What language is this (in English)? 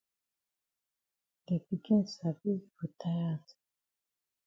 Cameroon Pidgin